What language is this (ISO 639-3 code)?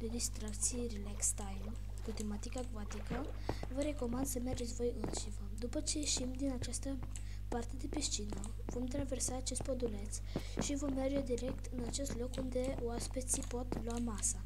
ron